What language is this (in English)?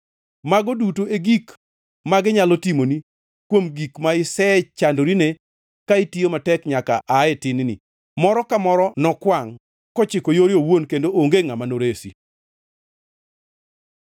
Luo (Kenya and Tanzania)